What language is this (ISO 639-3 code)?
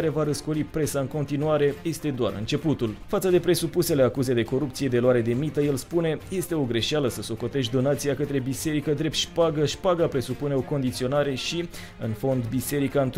ron